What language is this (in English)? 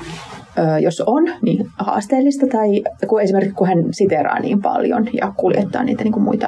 Finnish